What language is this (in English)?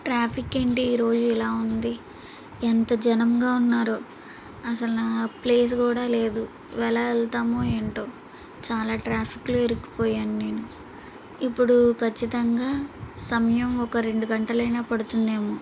Telugu